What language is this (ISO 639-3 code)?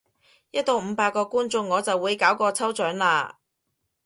yue